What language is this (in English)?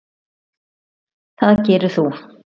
Icelandic